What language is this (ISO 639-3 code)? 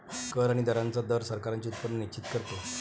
mar